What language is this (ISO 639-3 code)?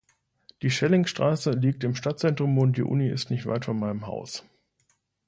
deu